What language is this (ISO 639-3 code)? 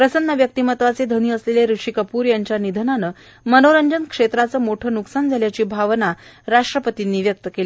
mar